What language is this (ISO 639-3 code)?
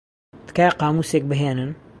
ckb